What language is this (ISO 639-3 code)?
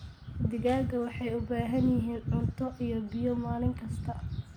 som